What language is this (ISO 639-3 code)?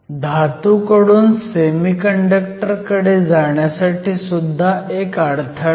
mar